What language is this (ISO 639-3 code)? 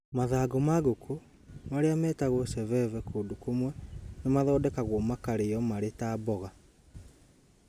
kik